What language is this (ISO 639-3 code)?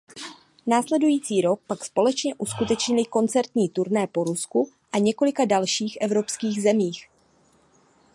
ces